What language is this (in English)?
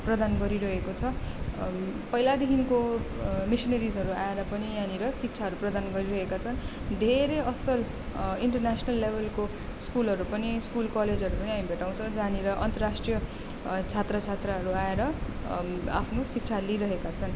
Nepali